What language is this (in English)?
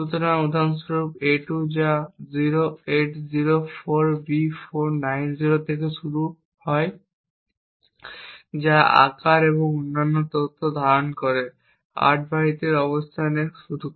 Bangla